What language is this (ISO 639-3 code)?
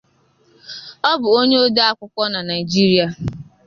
ibo